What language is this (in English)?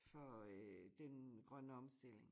Danish